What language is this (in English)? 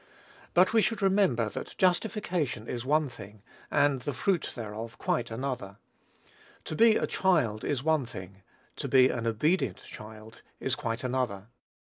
English